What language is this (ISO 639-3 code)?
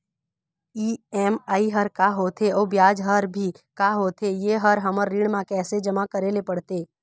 hne